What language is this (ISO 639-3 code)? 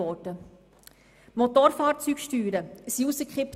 gsw